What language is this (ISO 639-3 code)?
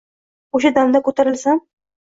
uzb